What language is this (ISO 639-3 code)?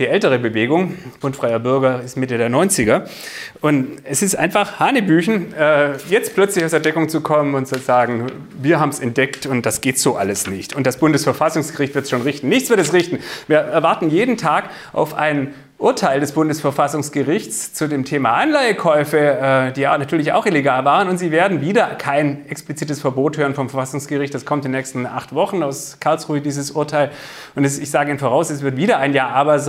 deu